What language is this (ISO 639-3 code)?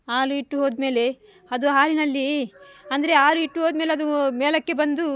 kan